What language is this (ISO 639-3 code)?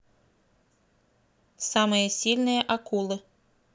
rus